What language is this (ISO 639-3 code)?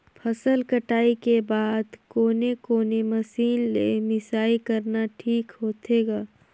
hne